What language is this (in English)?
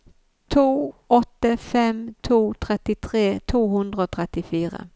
Norwegian